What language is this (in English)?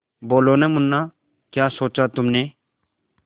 Hindi